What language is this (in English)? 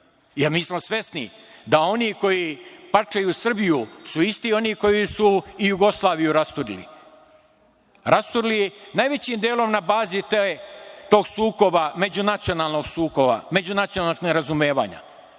Serbian